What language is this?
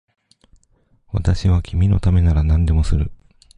Japanese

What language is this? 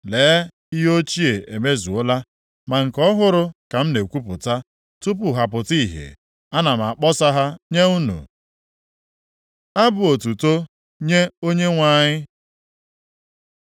Igbo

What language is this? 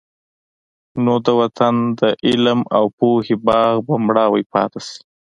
Pashto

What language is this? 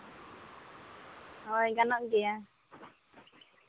Santali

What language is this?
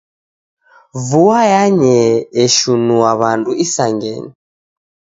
Taita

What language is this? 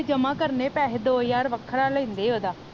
Punjabi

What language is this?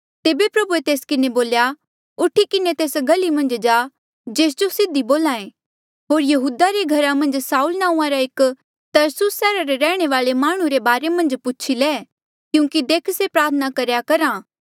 Mandeali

